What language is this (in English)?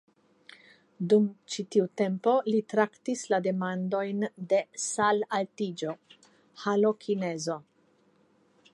Esperanto